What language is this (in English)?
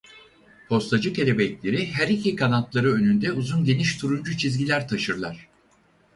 Turkish